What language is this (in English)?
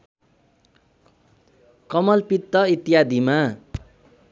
Nepali